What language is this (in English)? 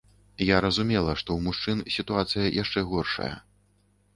Belarusian